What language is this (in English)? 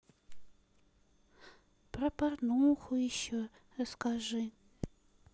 Russian